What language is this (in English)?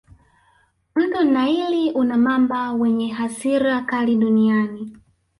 Swahili